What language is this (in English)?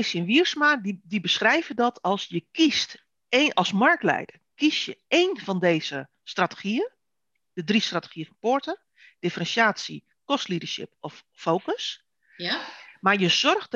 Dutch